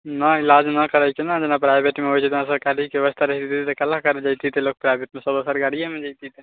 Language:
Maithili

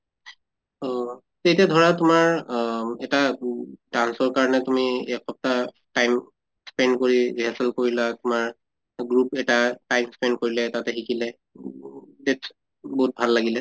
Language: Assamese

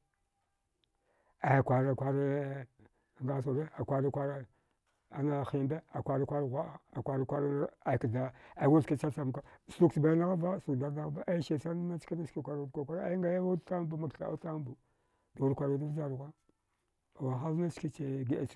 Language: Dghwede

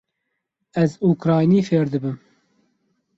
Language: Kurdish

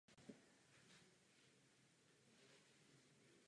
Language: Czech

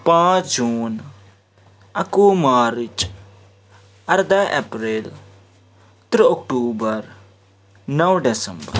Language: Kashmiri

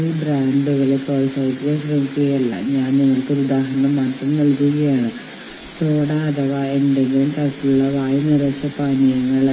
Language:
Malayalam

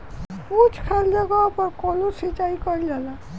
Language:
Bhojpuri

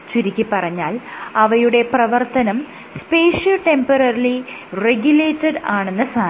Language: Malayalam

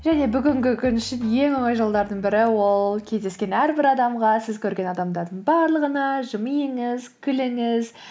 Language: Kazakh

